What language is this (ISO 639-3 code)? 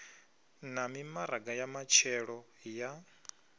ven